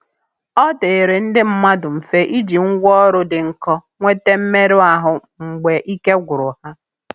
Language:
Igbo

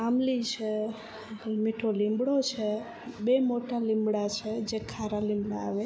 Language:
Gujarati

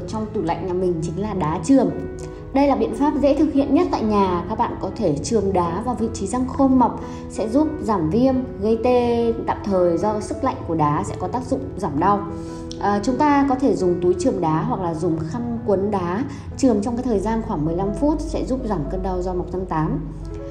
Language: Vietnamese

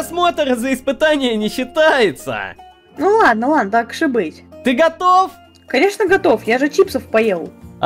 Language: Russian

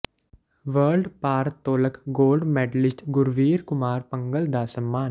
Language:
Punjabi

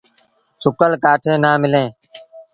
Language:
Sindhi Bhil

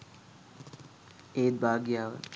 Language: Sinhala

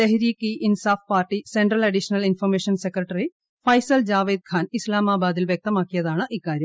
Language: Malayalam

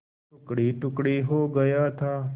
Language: Hindi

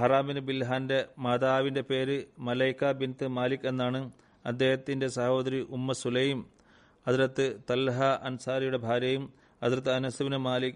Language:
Malayalam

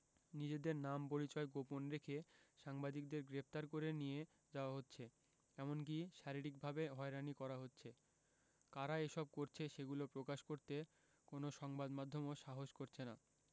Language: Bangla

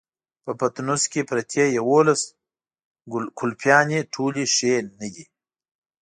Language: Pashto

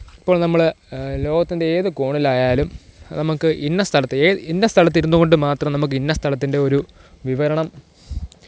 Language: Malayalam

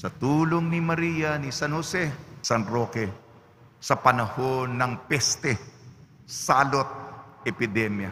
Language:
Filipino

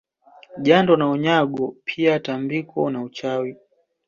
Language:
Swahili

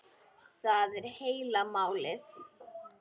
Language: Icelandic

